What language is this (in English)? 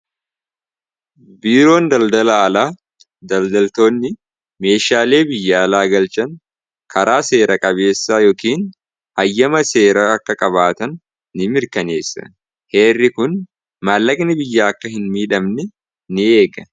Oromo